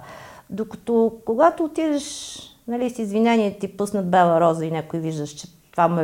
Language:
Bulgarian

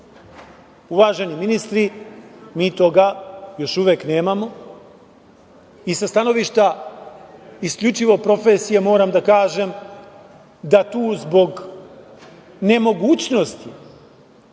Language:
Serbian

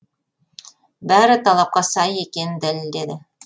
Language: Kazakh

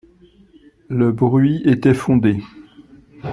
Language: French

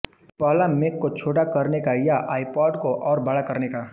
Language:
Hindi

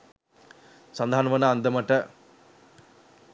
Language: Sinhala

